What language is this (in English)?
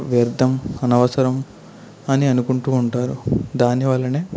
Telugu